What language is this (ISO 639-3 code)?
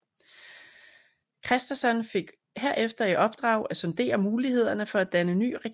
dan